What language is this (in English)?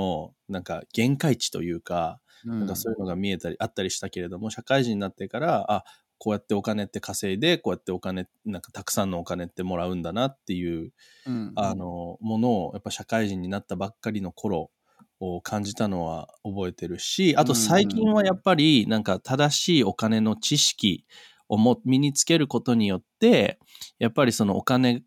Japanese